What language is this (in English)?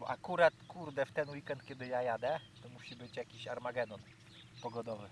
Polish